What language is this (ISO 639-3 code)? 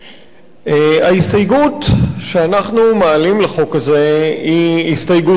heb